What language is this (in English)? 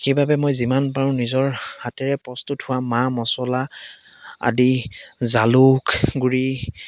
Assamese